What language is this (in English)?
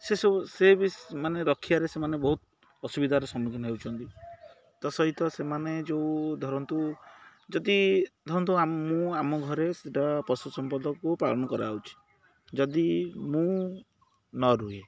Odia